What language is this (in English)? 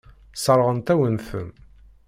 Kabyle